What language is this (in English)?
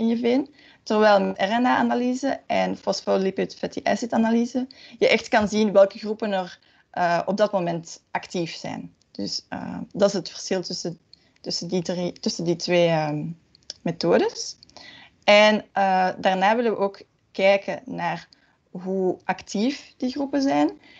Dutch